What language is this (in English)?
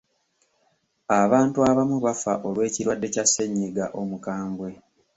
Ganda